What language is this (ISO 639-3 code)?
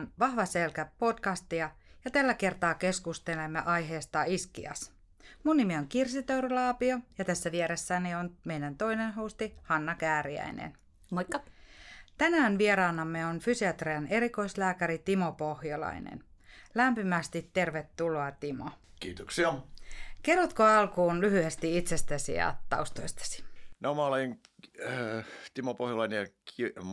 fin